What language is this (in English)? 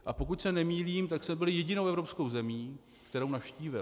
Czech